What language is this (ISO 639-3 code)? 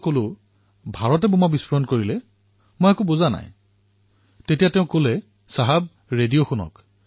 asm